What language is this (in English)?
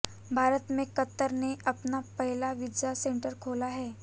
Hindi